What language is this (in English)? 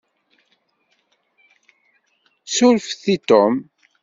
Kabyle